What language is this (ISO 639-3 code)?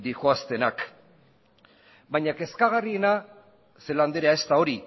eus